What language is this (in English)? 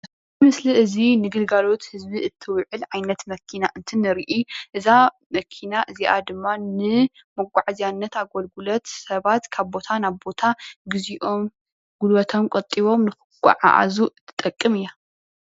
Tigrinya